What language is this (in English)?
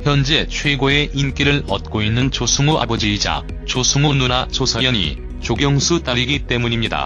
Korean